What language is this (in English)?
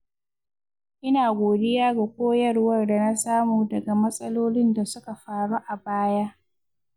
Hausa